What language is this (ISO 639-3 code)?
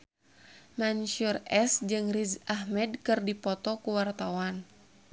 sun